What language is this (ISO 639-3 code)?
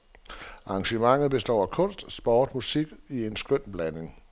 dan